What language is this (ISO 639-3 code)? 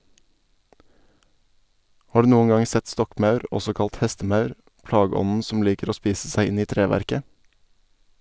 nor